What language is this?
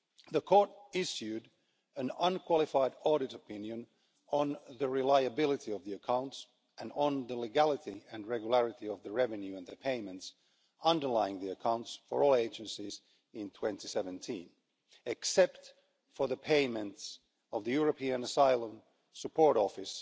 English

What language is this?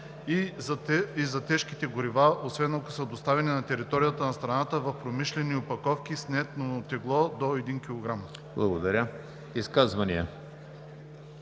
Bulgarian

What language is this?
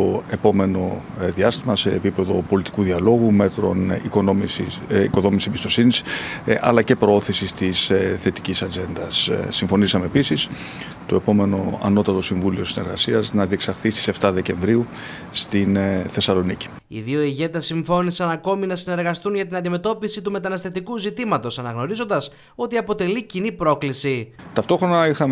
Greek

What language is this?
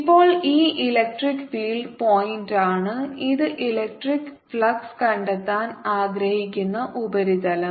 Malayalam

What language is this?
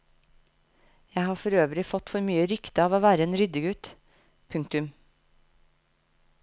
Norwegian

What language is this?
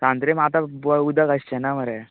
Konkani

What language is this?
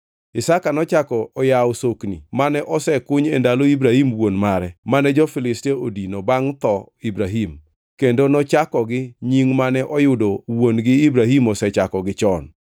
Luo (Kenya and Tanzania)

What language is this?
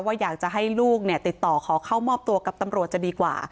Thai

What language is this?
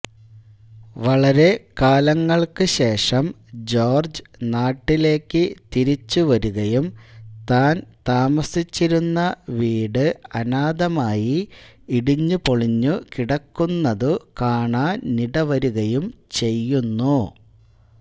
Malayalam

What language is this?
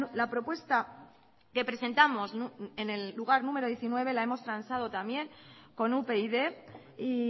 Spanish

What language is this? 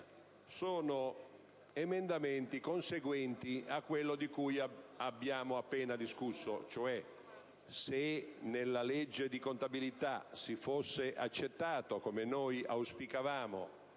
Italian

